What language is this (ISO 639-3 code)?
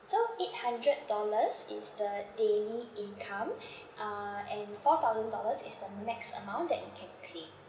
eng